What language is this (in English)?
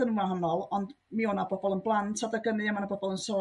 Welsh